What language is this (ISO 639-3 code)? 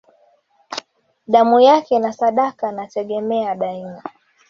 swa